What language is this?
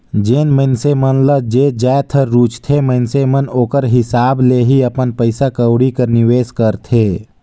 Chhattisgarhi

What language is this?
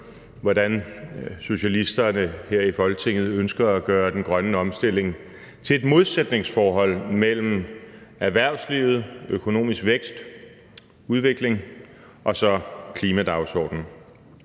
Danish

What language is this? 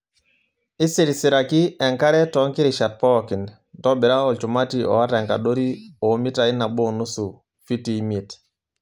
Masai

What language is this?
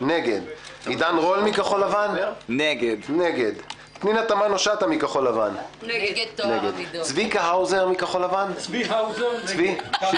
Hebrew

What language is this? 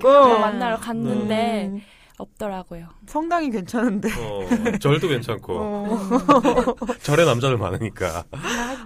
Korean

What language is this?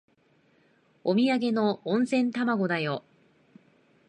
Japanese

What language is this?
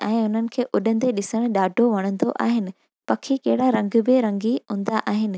Sindhi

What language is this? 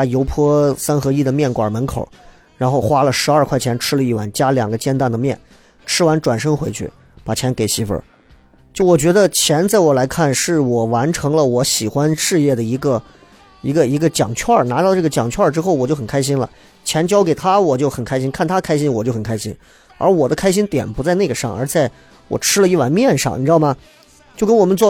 Chinese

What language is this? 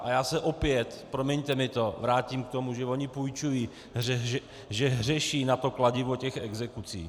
Czech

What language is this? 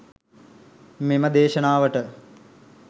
Sinhala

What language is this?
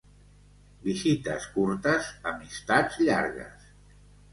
Catalan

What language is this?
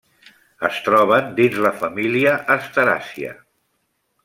Catalan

